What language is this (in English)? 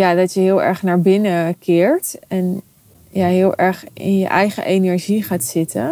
Dutch